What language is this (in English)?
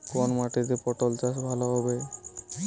Bangla